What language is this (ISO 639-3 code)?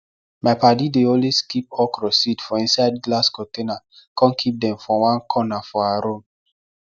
pcm